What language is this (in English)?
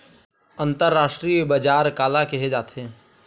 Chhattisgarhi